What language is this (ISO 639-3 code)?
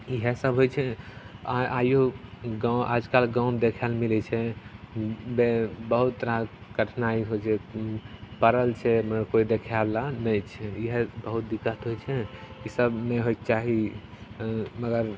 mai